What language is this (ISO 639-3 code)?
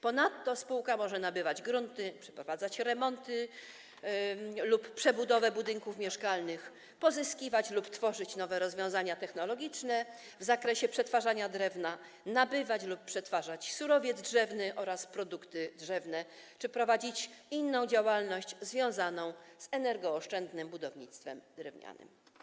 pol